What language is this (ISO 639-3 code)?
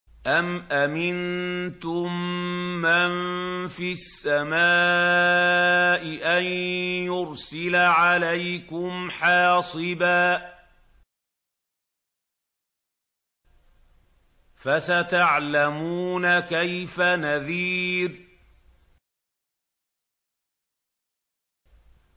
ara